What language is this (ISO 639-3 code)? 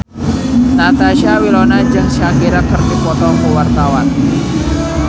sun